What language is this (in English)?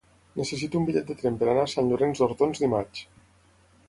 Catalan